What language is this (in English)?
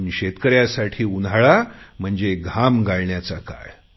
Marathi